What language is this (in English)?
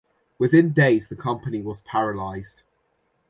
English